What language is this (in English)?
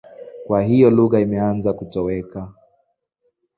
Swahili